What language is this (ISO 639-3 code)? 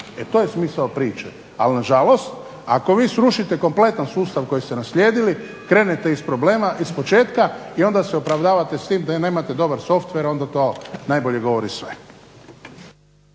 hrv